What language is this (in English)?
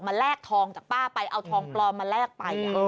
Thai